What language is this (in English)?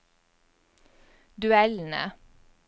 Norwegian